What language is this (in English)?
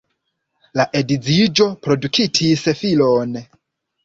Esperanto